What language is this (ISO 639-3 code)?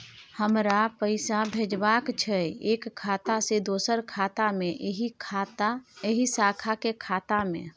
mai